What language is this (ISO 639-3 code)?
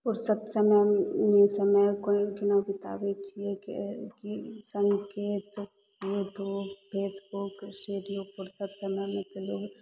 mai